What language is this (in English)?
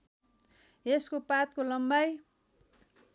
Nepali